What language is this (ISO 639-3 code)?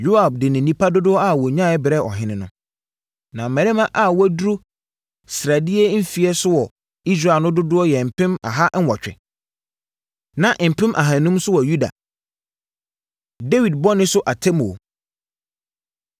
aka